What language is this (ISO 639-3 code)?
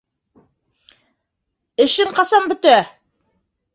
bak